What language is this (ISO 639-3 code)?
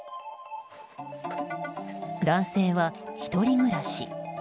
jpn